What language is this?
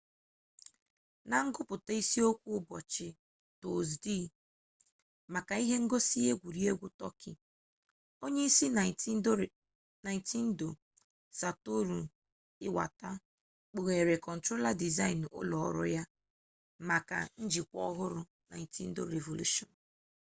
Igbo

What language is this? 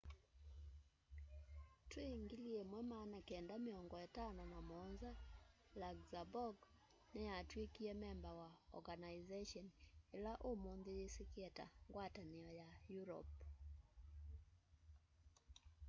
Kamba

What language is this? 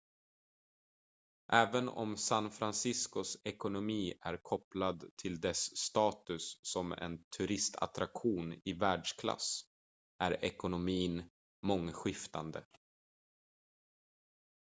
Swedish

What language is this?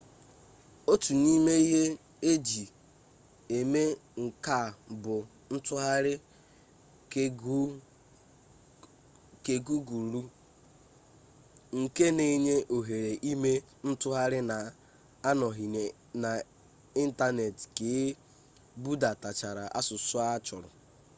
Igbo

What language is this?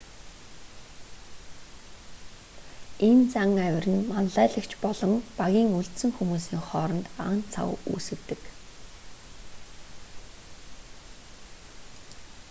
Mongolian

